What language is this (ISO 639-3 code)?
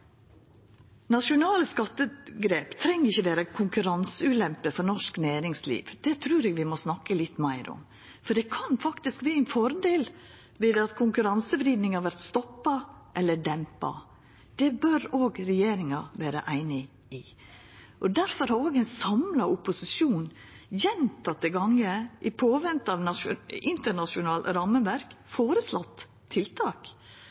nno